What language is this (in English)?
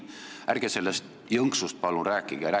Estonian